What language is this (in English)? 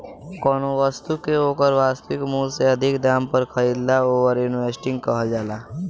Bhojpuri